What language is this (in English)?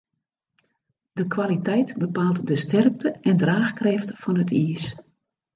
Western Frisian